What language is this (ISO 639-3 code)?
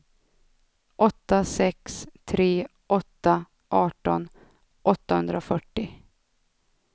swe